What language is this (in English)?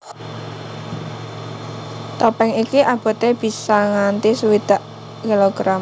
Javanese